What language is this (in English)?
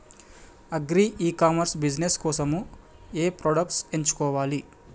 Telugu